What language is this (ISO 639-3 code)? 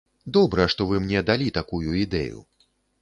bel